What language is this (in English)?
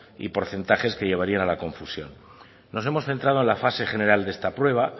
Spanish